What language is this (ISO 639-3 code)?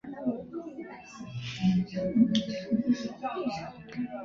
zho